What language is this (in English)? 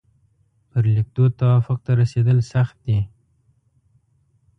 Pashto